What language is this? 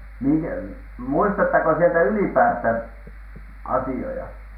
Finnish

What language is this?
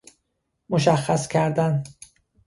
Persian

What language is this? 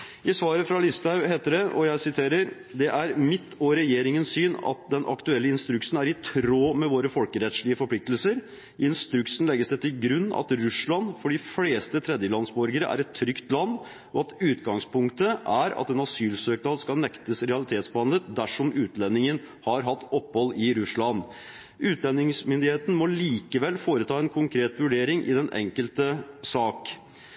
Norwegian Bokmål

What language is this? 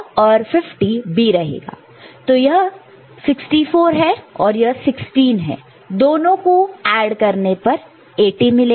Hindi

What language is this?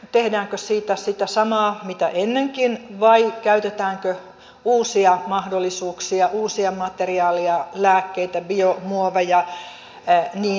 Finnish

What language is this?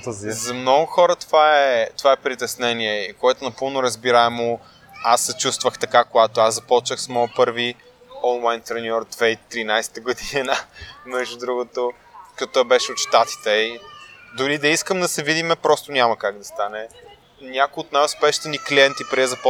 Bulgarian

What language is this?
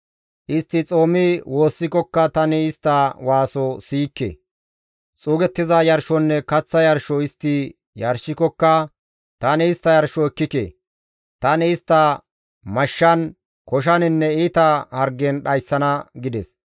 Gamo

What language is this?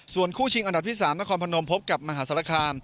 Thai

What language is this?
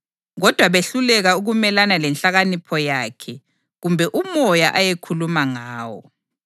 North Ndebele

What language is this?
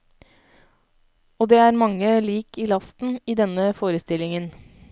Norwegian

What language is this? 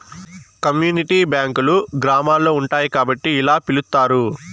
Telugu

